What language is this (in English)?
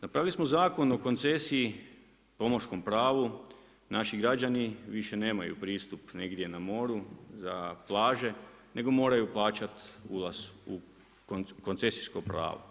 Croatian